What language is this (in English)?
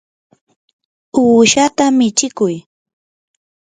Yanahuanca Pasco Quechua